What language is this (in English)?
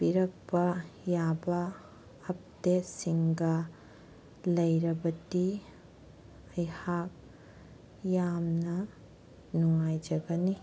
Manipuri